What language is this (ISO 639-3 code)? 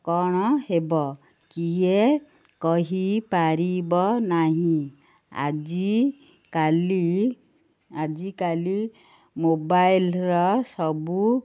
ori